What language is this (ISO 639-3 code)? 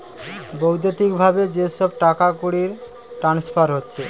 ben